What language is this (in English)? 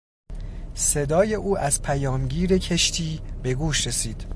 Persian